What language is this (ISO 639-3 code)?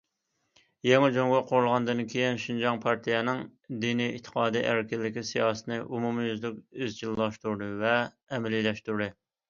uig